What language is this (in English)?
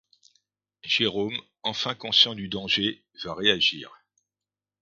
French